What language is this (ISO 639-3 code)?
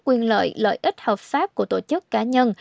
vie